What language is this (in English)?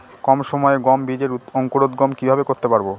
Bangla